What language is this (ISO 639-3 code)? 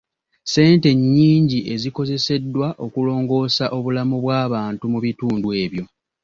lug